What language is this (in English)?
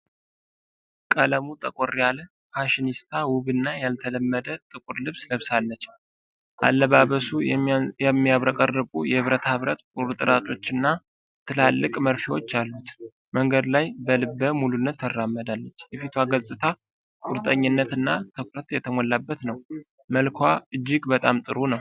Amharic